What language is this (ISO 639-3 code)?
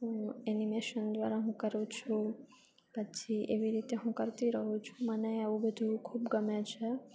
guj